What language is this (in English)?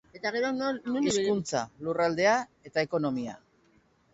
Basque